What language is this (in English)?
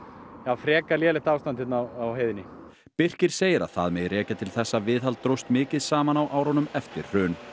Icelandic